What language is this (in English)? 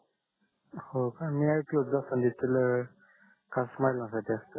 Marathi